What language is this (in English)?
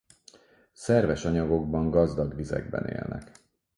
Hungarian